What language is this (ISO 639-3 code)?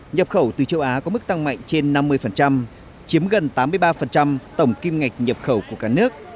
vie